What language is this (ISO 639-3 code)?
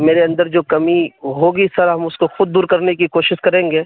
urd